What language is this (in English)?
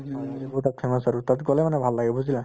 Assamese